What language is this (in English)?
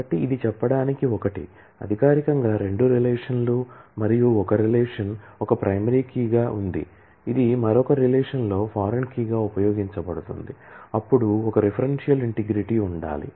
Telugu